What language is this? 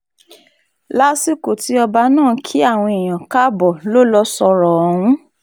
Yoruba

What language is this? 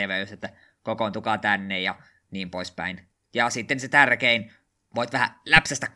Finnish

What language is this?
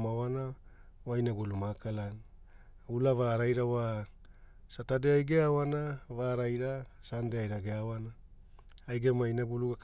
Hula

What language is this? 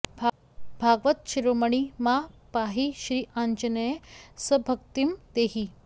Sanskrit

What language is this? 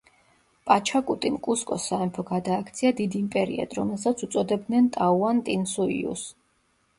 Georgian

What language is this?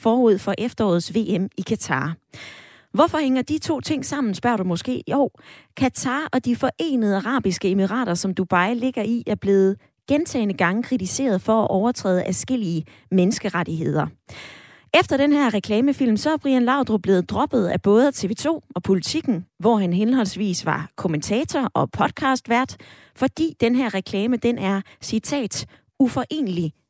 Danish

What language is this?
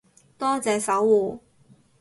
Cantonese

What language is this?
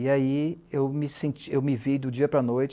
Portuguese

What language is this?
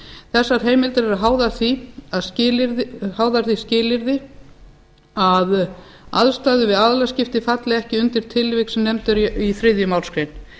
Icelandic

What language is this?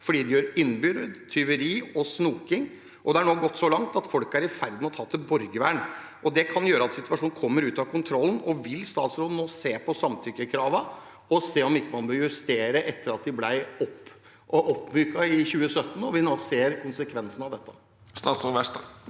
Norwegian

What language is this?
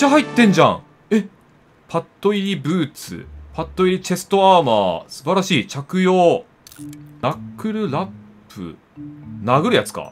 Japanese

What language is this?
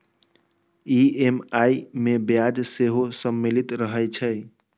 Maithili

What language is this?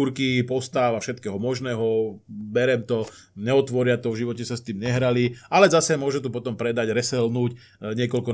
Slovak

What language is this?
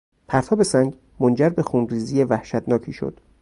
Persian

